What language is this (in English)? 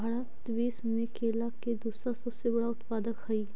Magahi